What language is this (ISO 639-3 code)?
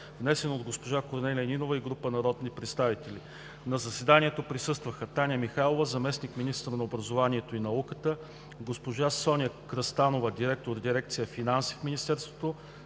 bul